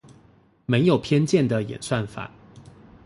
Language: Chinese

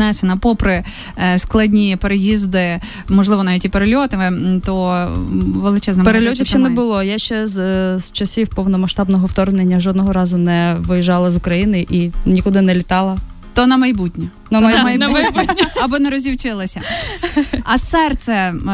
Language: Ukrainian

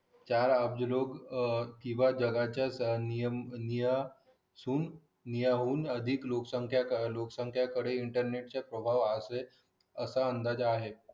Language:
Marathi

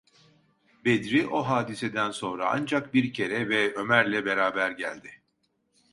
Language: Turkish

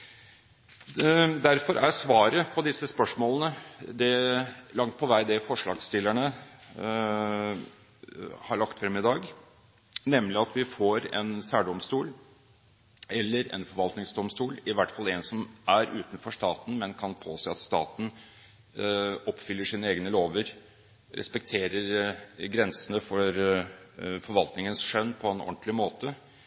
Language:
Norwegian Bokmål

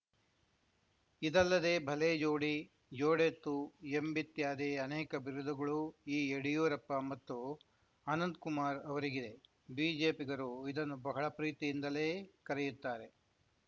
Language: Kannada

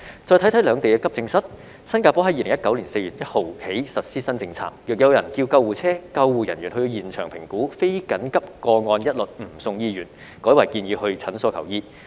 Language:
Cantonese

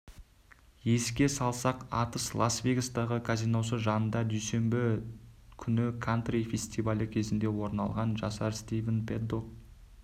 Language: Kazakh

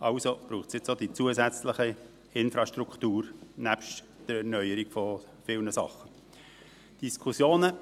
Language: Swiss German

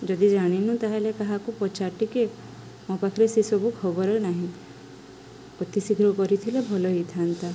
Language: Odia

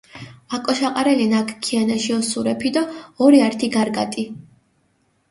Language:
Mingrelian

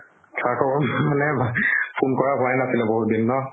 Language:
Assamese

